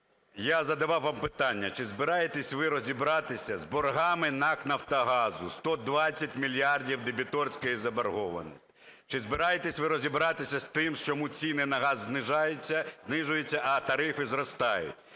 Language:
Ukrainian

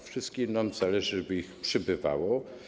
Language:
Polish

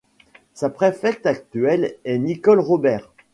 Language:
French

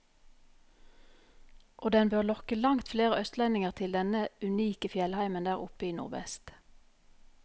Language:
Norwegian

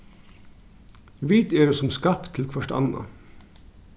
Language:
Faroese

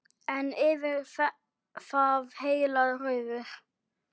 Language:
Icelandic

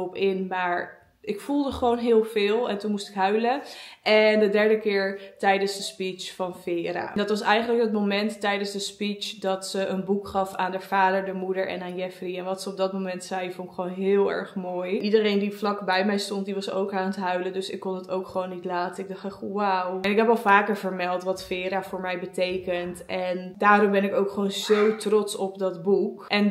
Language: Dutch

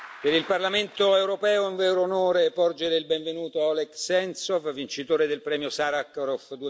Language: Italian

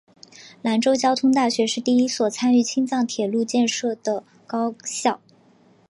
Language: Chinese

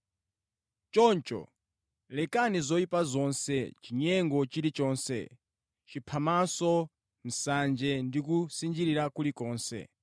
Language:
Nyanja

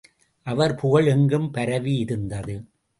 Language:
Tamil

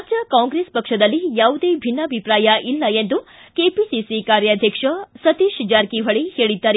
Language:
Kannada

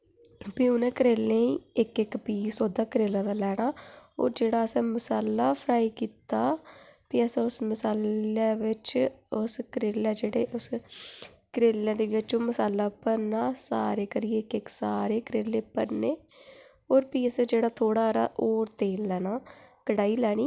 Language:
Dogri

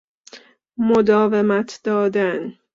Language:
Persian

